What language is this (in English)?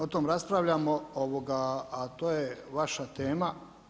Croatian